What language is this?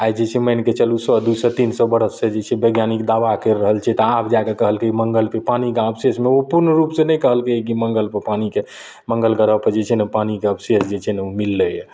Maithili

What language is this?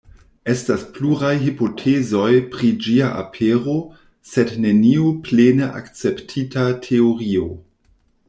Esperanto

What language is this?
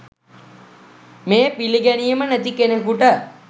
Sinhala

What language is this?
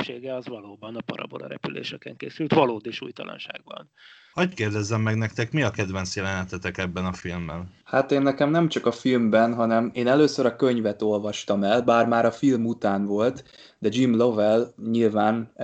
Hungarian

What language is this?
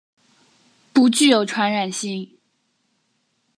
Chinese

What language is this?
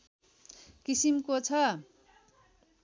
Nepali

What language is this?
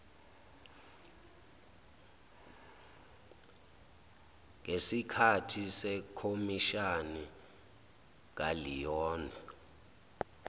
Zulu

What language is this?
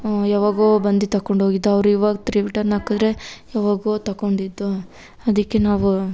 Kannada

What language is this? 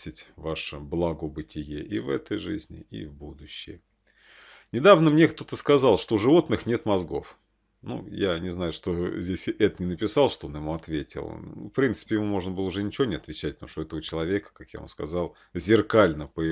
Russian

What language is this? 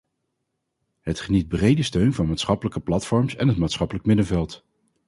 Dutch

